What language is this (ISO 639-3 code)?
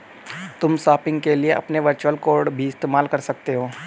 hin